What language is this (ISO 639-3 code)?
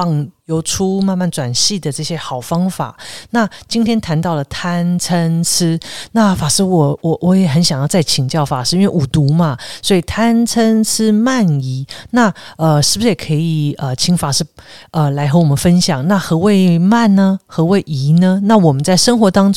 zho